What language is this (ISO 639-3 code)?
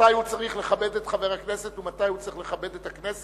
heb